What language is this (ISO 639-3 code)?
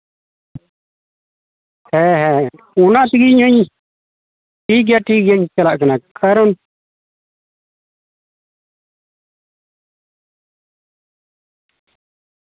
sat